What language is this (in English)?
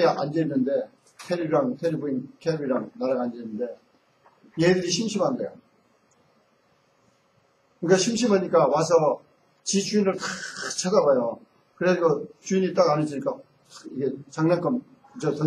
Korean